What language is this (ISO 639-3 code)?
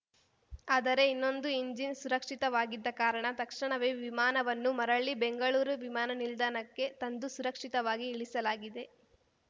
kan